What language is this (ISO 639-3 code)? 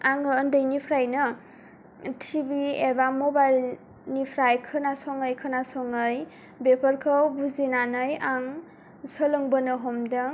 brx